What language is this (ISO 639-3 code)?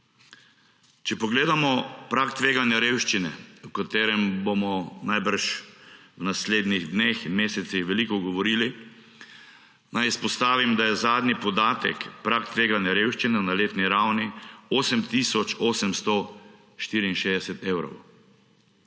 slv